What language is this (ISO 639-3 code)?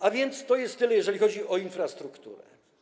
pol